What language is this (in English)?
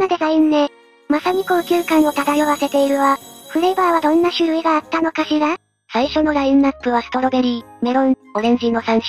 Japanese